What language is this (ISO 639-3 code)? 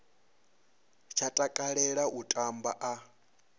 ven